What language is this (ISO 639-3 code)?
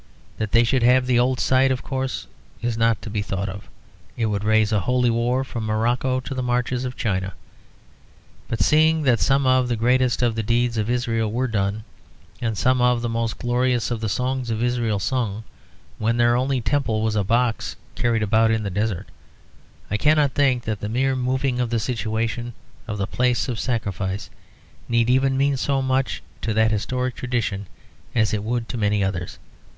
eng